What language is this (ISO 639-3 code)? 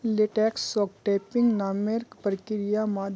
mag